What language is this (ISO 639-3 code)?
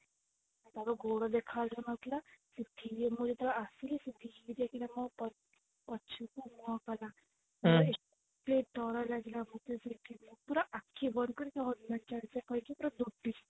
ori